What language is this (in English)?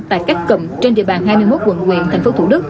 Vietnamese